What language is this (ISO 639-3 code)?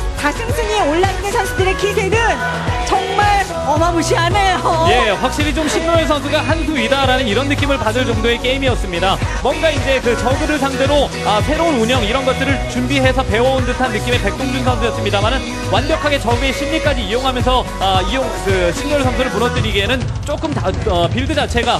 kor